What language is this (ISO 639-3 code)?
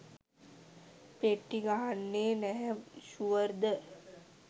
sin